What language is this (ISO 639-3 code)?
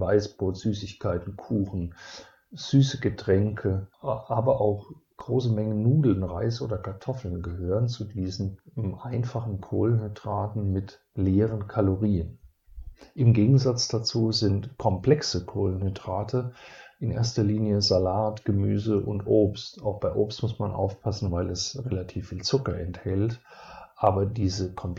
deu